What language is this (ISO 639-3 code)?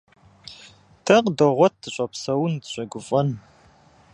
kbd